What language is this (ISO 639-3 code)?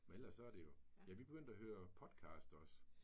dan